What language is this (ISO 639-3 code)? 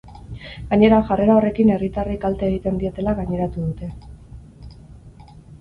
eus